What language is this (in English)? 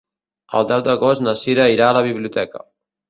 Catalan